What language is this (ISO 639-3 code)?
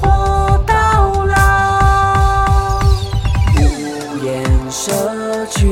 zho